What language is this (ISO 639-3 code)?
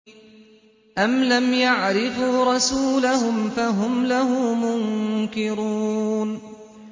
ara